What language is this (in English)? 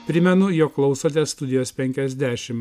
Lithuanian